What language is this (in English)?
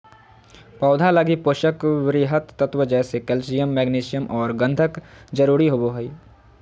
Magahi